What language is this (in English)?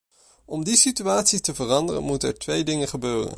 Dutch